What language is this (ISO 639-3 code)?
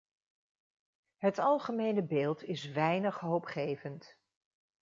nld